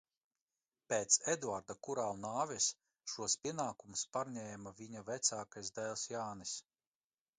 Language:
Latvian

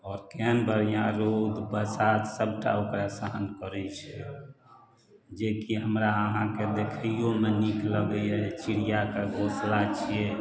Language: Maithili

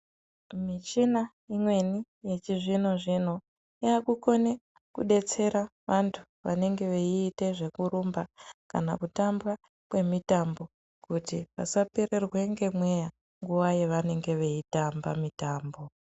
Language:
Ndau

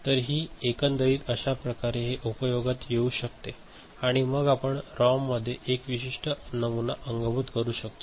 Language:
Marathi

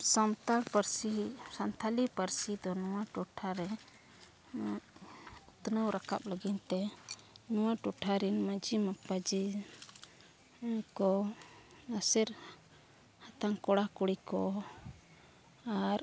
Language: Santali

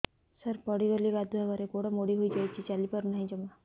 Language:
Odia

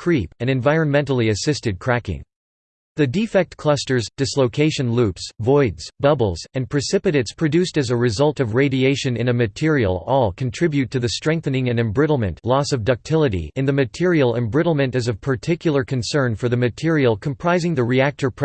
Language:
English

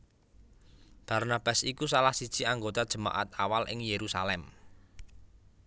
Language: Javanese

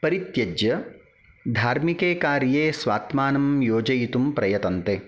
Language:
Sanskrit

